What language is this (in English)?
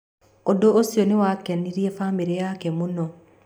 Kikuyu